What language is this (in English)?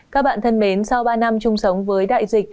Vietnamese